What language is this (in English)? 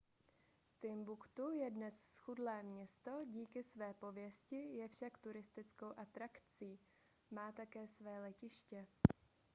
Czech